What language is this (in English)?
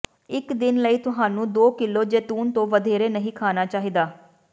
Punjabi